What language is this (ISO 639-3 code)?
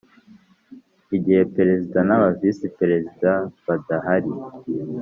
kin